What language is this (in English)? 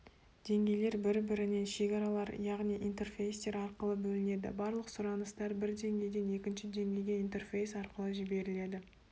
Kazakh